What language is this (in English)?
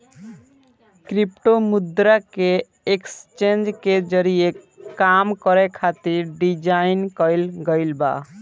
Bhojpuri